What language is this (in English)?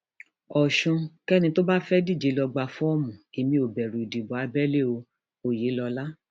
Yoruba